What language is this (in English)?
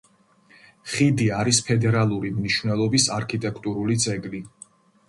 Georgian